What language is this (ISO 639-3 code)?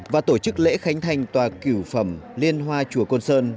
vie